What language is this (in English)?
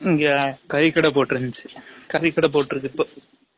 Tamil